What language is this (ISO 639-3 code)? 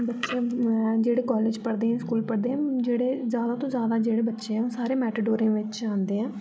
doi